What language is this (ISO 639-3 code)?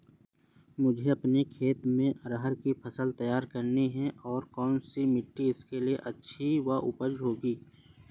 hin